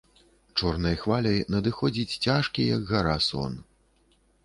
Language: Belarusian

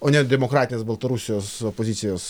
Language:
Lithuanian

